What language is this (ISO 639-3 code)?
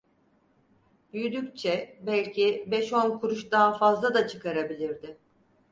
tur